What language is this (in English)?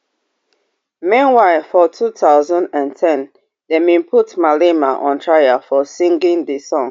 Nigerian Pidgin